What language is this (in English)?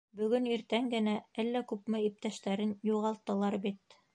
Bashkir